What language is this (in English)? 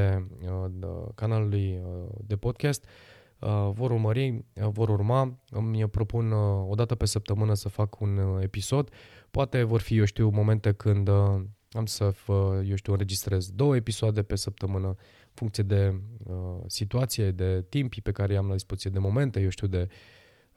Romanian